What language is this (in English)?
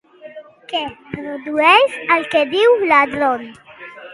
Catalan